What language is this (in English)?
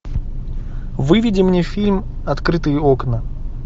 Russian